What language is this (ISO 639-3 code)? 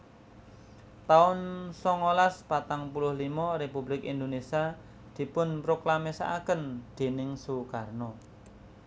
jav